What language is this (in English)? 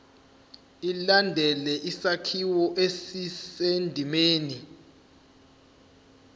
Zulu